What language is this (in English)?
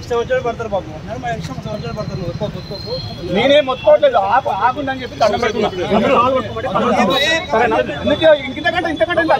Telugu